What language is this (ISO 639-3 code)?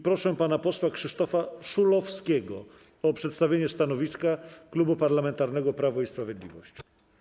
pol